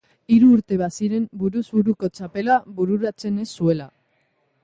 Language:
Basque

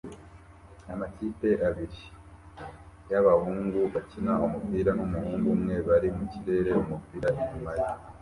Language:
Kinyarwanda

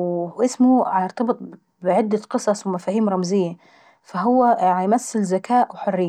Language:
Saidi Arabic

